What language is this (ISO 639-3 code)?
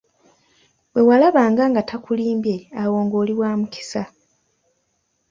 lug